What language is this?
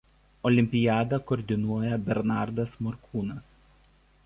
Lithuanian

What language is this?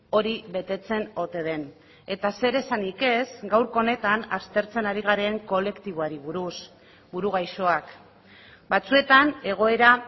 Basque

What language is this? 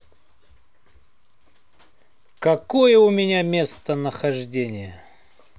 Russian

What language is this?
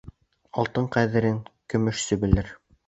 Bashkir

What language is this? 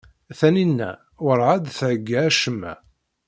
Kabyle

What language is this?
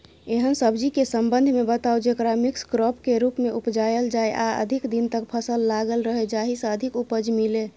Maithili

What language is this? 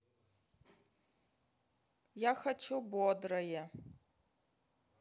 Russian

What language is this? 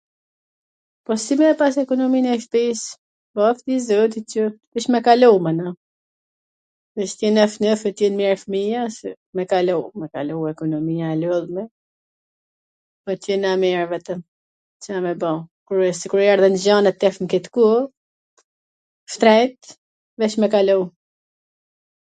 Gheg Albanian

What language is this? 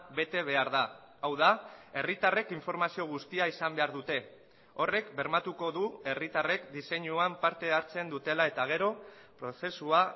Basque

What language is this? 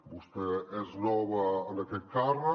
Catalan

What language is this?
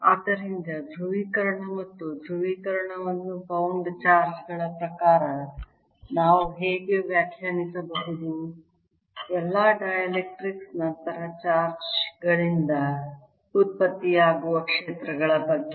Kannada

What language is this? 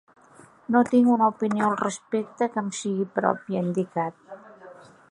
Catalan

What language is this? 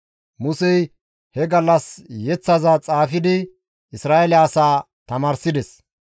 Gamo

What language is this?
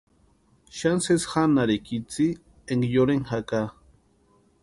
Western Highland Purepecha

